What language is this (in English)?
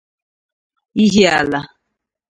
Igbo